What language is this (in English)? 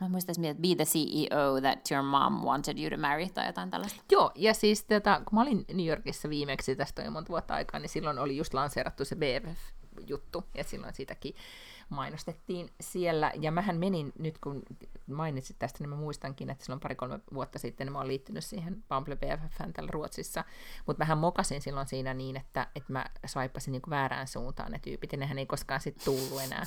Finnish